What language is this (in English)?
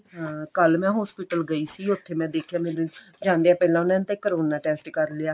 Punjabi